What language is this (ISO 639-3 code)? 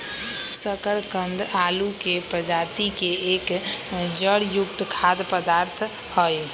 mag